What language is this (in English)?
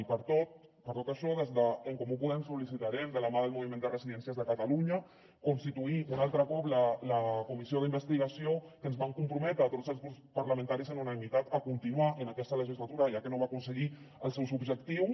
Catalan